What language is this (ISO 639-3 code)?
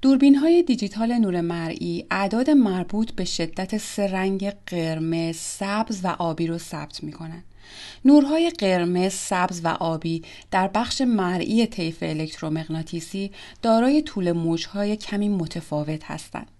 fas